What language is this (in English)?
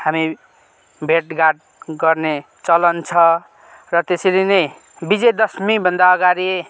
Nepali